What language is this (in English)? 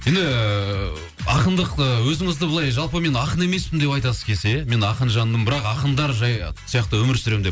Kazakh